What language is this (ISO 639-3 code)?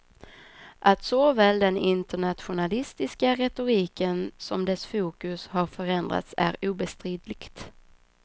swe